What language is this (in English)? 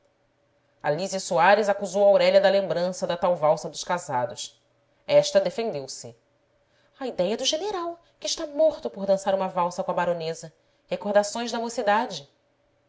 Portuguese